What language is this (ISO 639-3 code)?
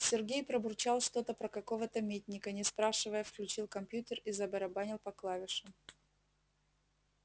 rus